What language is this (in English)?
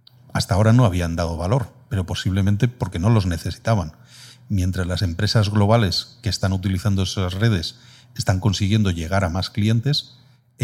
Spanish